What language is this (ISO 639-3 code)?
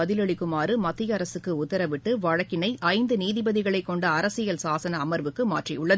tam